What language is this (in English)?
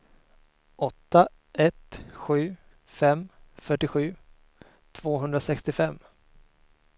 Swedish